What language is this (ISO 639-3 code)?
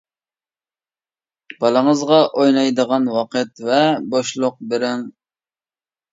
uig